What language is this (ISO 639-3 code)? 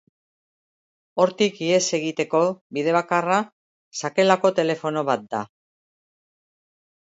eus